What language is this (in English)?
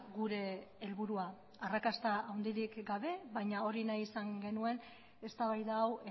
Basque